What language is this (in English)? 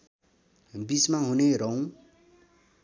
Nepali